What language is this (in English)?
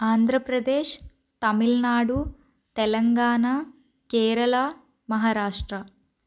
Telugu